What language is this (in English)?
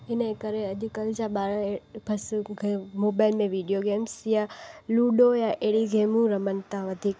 Sindhi